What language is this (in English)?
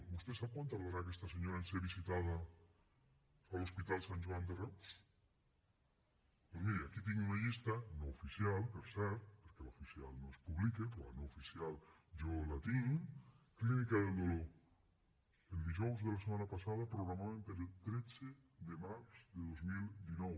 Catalan